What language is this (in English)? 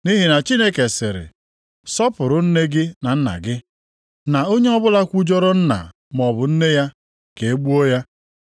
Igbo